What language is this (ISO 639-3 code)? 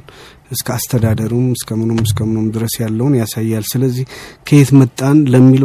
amh